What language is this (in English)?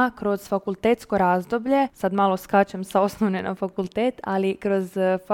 Croatian